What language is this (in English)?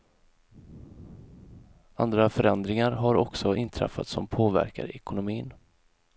Swedish